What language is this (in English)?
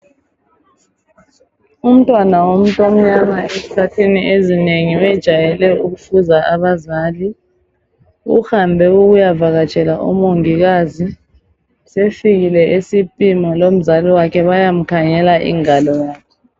North Ndebele